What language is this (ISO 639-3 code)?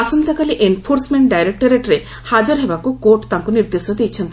ori